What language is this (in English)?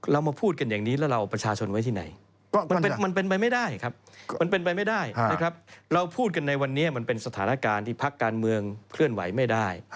Thai